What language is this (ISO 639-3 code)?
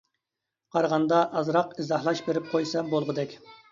uig